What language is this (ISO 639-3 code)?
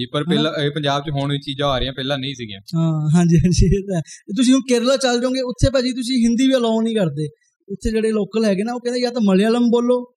pan